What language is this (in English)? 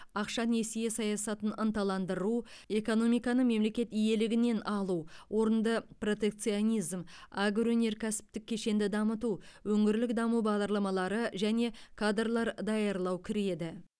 Kazakh